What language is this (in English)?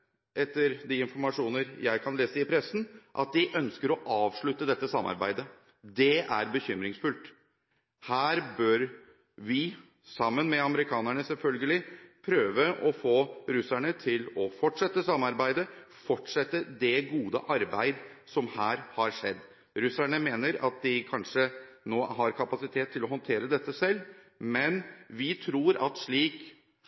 Norwegian Bokmål